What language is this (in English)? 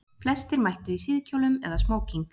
Icelandic